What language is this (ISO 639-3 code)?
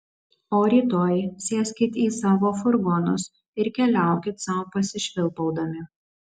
lit